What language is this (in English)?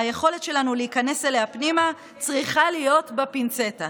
Hebrew